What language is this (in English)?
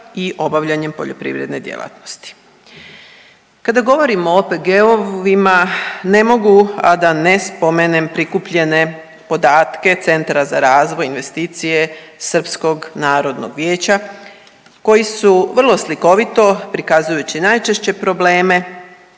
Croatian